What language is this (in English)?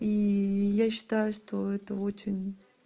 Russian